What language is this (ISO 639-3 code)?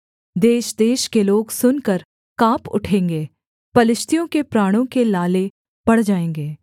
hin